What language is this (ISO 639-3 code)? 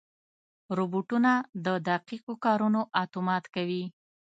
pus